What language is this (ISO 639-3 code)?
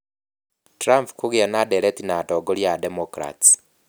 kik